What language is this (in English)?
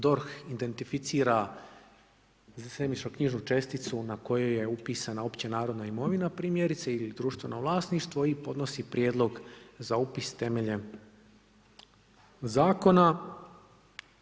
Croatian